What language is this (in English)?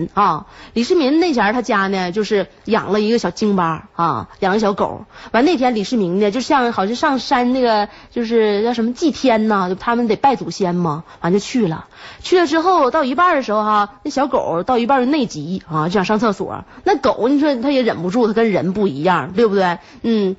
Chinese